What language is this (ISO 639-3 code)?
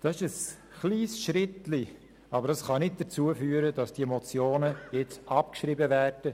gsw